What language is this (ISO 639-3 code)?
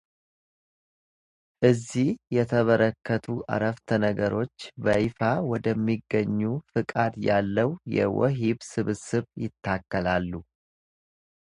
amh